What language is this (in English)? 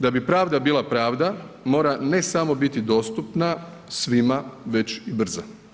Croatian